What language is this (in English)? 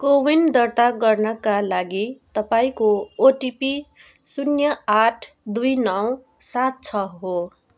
Nepali